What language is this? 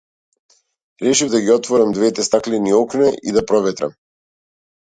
Macedonian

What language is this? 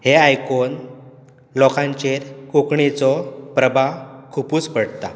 Konkani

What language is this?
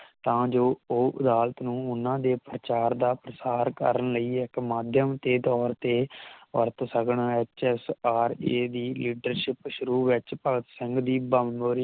Punjabi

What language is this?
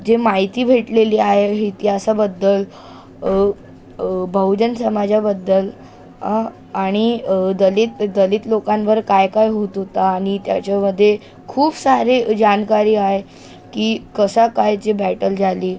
Marathi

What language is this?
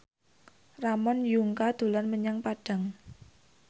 Javanese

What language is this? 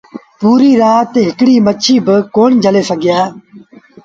Sindhi Bhil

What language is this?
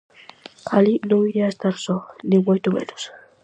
Galician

